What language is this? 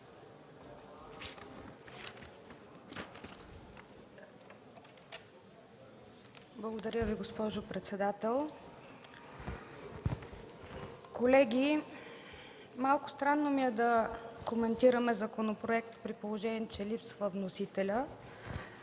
Bulgarian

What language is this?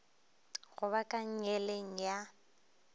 Northern Sotho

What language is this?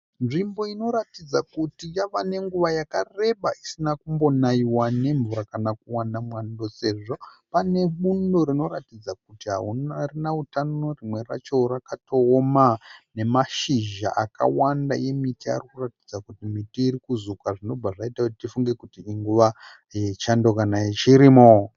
Shona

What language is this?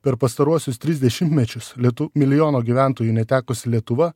Lithuanian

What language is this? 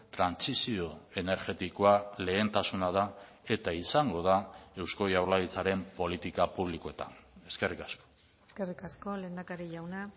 Basque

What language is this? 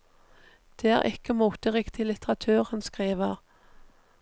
Norwegian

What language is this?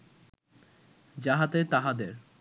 Bangla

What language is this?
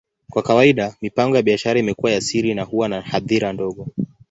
Swahili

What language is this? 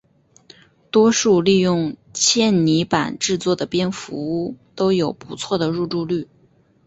Chinese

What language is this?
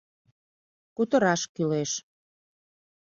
Mari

